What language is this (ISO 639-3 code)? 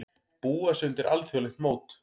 isl